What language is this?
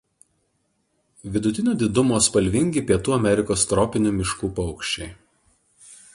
Lithuanian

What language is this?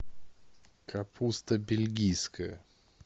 Russian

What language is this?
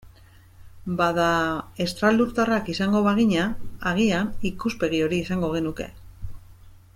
Basque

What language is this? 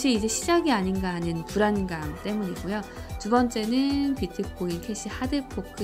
Korean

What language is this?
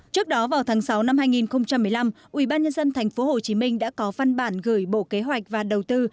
Vietnamese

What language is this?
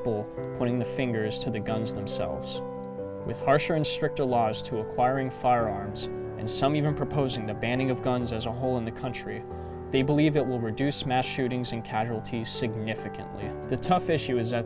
English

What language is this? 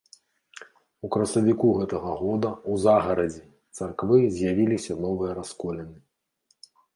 Belarusian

